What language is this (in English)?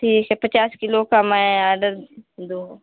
Hindi